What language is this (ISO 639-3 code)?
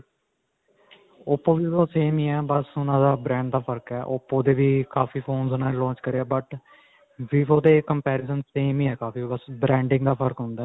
pan